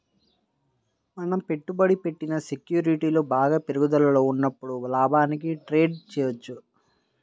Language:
Telugu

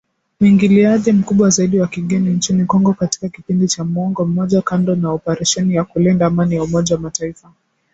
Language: Swahili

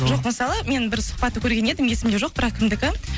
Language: Kazakh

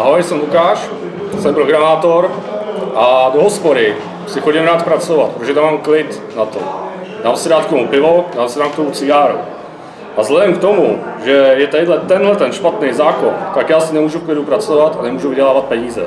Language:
Czech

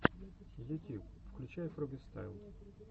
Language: Russian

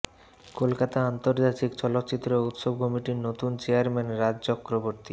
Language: Bangla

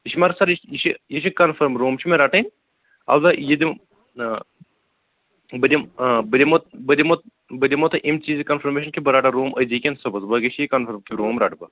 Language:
Kashmiri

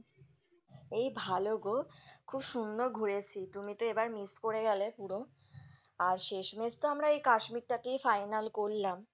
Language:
Bangla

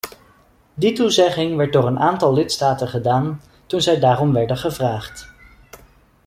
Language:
Dutch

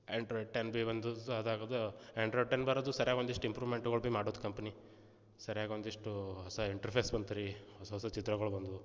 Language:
Kannada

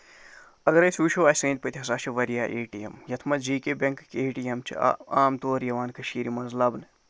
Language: Kashmiri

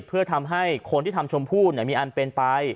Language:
Thai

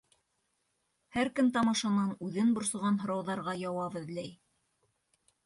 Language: Bashkir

